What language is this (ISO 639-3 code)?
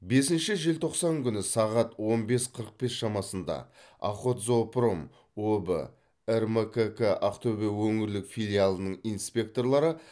kaz